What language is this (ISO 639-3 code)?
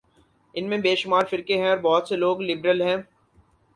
urd